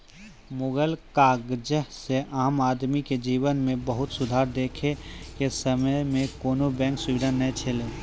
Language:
Maithili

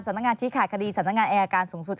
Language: Thai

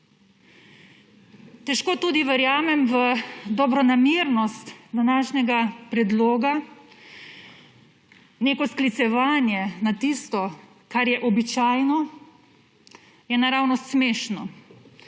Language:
Slovenian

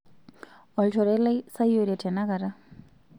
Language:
Masai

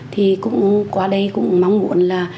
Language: Vietnamese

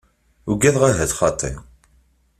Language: Kabyle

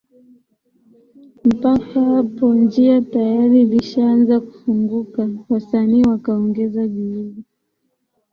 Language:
Swahili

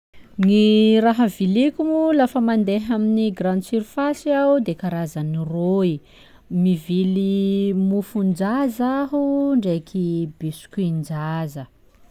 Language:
Sakalava Malagasy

